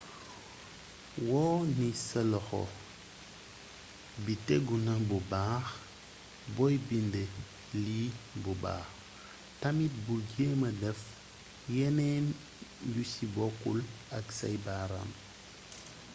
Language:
Wolof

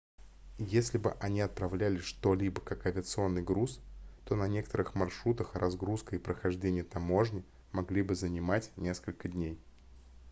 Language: Russian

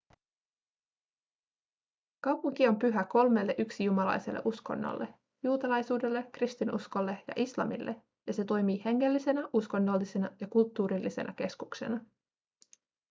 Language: Finnish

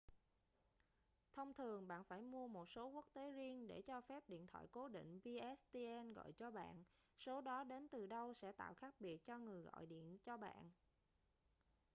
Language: Vietnamese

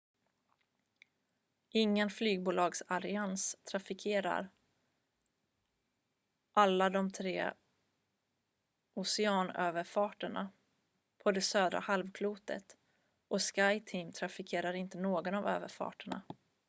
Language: Swedish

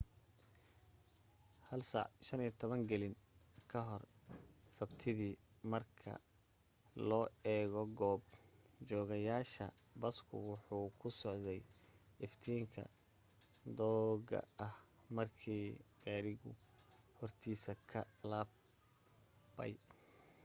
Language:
Somali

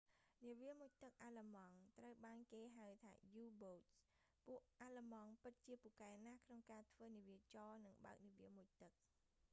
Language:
Khmer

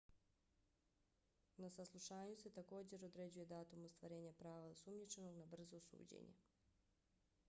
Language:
Bosnian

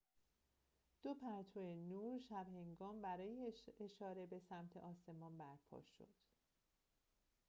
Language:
Persian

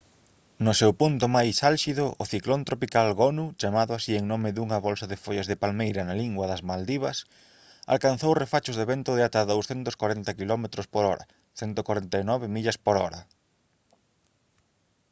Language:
Galician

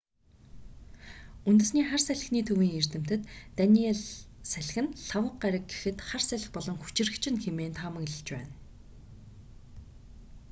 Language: Mongolian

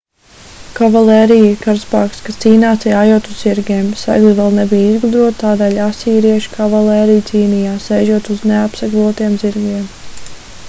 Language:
Latvian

